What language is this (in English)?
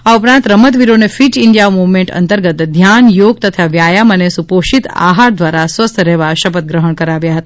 Gujarati